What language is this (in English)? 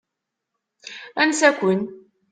Kabyle